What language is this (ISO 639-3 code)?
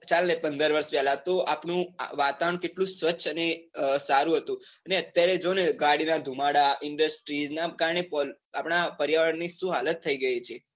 guj